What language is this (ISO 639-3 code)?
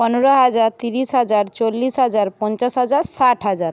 ben